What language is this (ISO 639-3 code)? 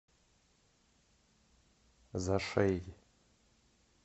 rus